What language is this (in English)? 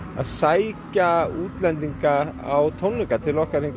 Icelandic